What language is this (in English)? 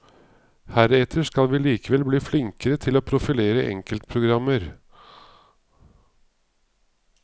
Norwegian